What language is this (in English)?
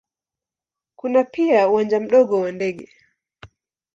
Swahili